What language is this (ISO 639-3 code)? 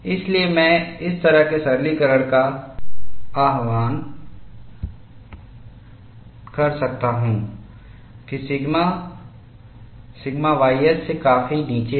hin